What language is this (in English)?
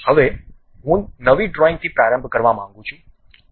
Gujarati